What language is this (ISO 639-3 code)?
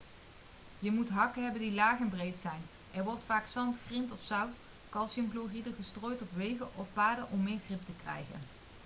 nld